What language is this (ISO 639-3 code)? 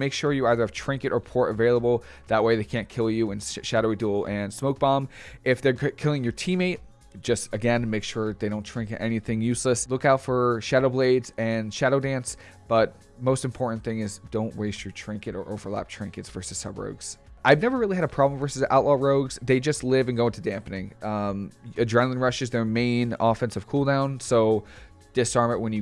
eng